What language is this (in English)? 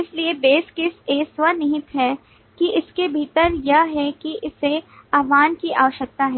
Hindi